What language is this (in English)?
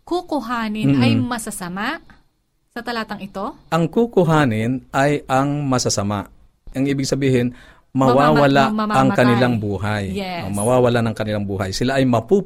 Filipino